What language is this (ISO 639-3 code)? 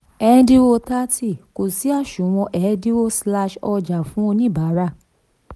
yor